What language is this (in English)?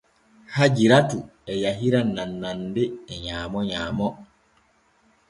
Borgu Fulfulde